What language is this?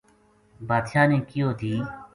Gujari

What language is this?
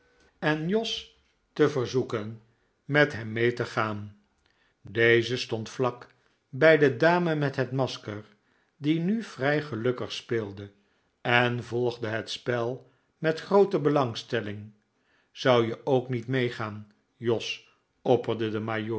Dutch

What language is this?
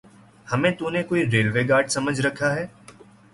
Urdu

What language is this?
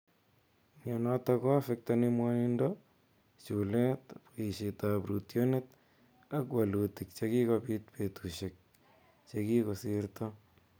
Kalenjin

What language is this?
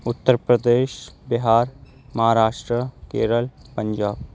Urdu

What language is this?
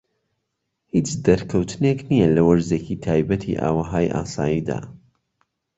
Central Kurdish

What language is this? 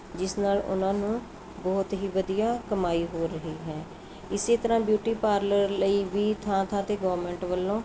Punjabi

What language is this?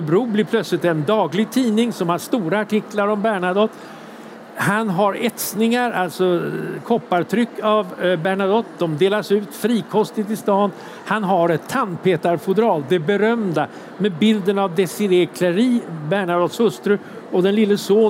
Swedish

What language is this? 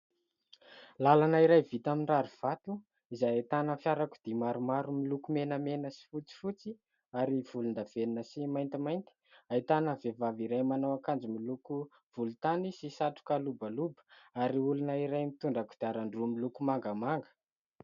Malagasy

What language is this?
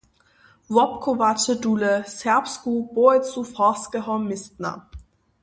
Upper Sorbian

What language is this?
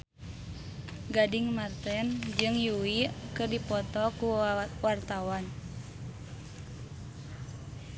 Sundanese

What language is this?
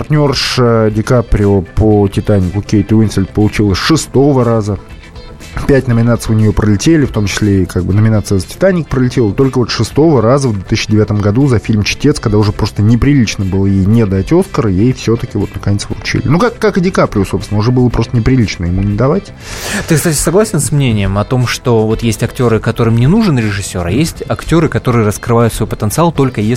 Russian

